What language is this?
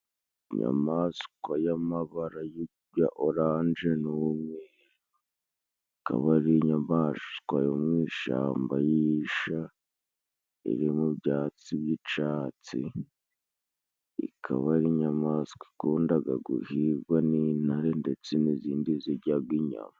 Kinyarwanda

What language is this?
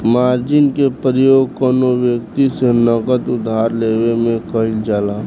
Bhojpuri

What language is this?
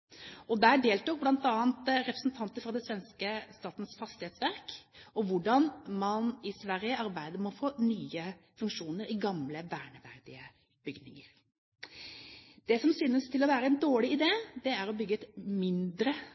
Norwegian Bokmål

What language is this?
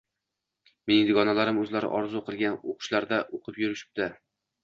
Uzbek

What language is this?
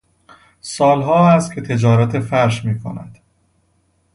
Persian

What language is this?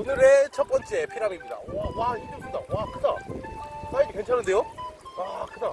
Korean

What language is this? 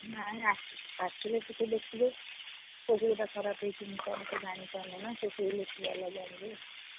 Odia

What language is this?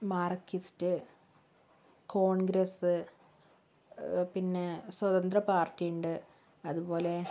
Malayalam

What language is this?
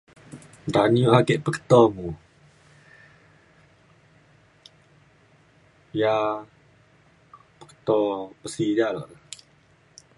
Mainstream Kenyah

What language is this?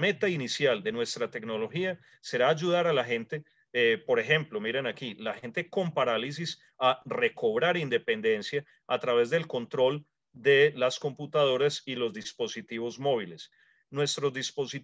Spanish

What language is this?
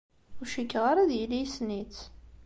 Kabyle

